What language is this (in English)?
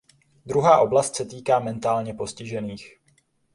Czech